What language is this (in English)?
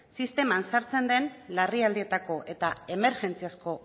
Basque